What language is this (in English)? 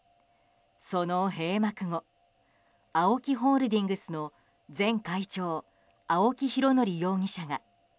Japanese